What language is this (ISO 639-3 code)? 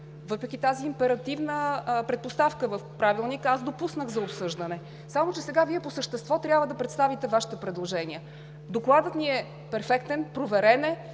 bul